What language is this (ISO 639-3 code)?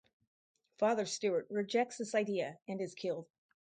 eng